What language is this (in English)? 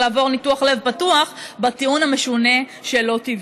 Hebrew